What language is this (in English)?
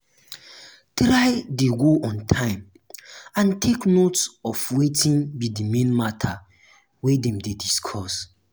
Nigerian Pidgin